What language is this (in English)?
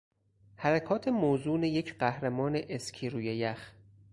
Persian